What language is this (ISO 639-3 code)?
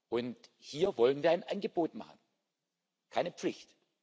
deu